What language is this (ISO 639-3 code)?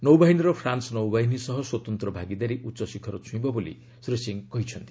ori